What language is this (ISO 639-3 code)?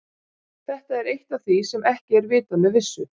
isl